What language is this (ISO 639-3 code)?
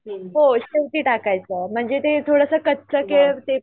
mar